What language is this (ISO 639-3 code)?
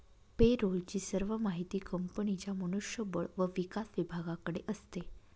mar